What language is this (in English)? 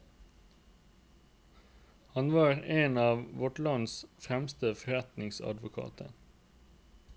Norwegian